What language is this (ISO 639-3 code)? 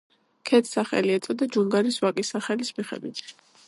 kat